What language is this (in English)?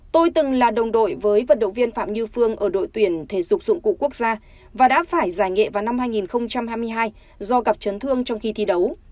Vietnamese